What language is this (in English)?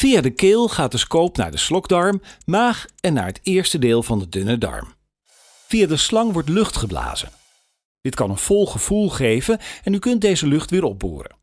Dutch